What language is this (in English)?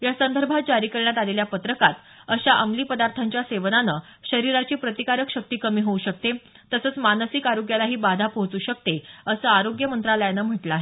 Marathi